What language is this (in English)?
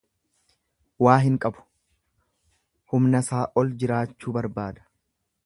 Oromo